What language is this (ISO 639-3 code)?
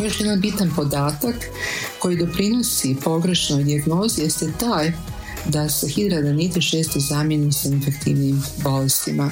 hrv